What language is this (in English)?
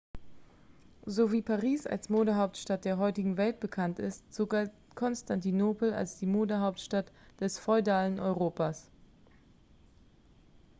German